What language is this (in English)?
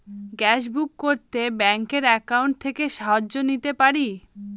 Bangla